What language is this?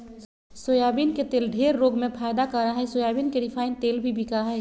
Magahi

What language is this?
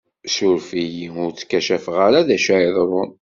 Kabyle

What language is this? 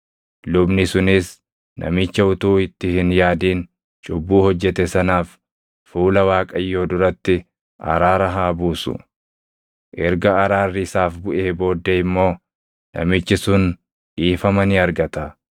Oromo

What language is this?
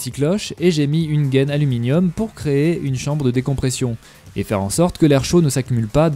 French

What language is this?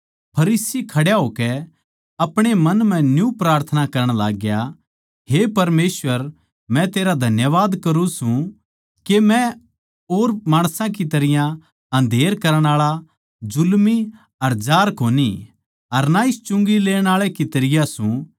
Haryanvi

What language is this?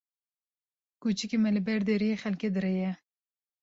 Kurdish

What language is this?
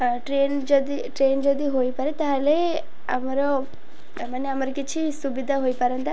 Odia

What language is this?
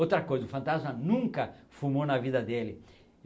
Portuguese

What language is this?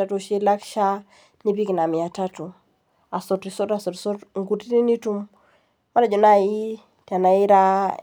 Masai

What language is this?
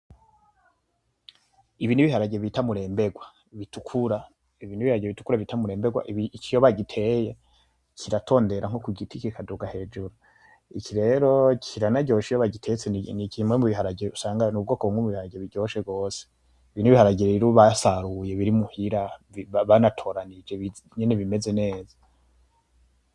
Rundi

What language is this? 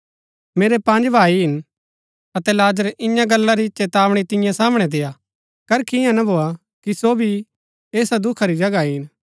Gaddi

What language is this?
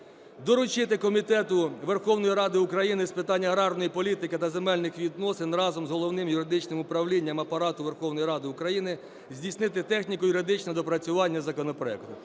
Ukrainian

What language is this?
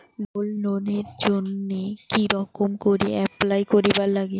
Bangla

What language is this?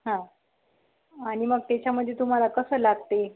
Marathi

